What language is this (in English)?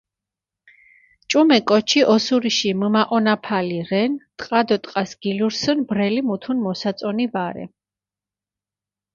Mingrelian